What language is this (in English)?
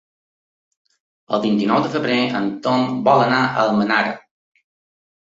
Catalan